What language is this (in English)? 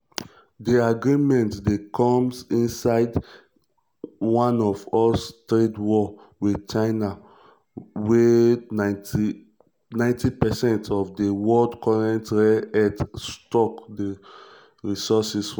Nigerian Pidgin